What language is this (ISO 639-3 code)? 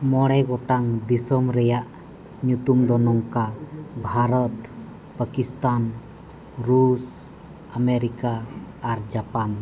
sat